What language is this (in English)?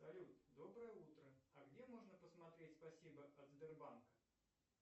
Russian